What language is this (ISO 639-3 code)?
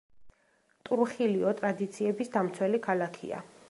kat